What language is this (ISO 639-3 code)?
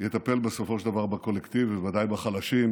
heb